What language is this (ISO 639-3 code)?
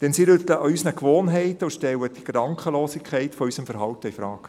gsw